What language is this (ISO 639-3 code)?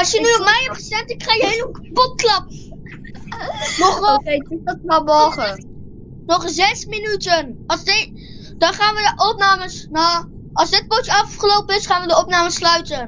nld